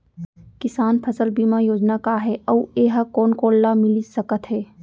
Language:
Chhattisgarhi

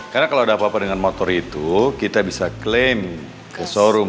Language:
Indonesian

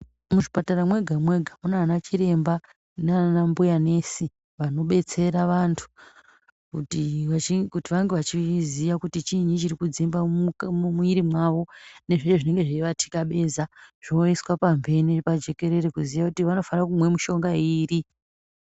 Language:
Ndau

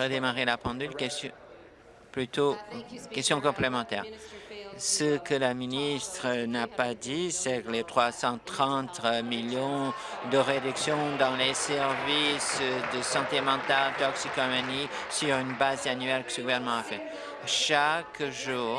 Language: French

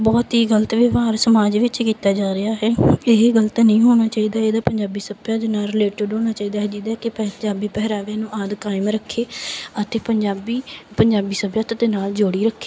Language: Punjabi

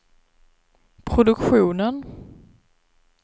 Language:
Swedish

